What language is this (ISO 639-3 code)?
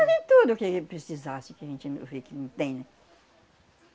por